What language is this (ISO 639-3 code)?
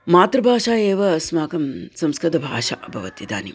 san